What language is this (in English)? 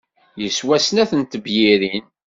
Kabyle